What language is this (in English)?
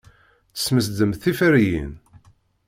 Kabyle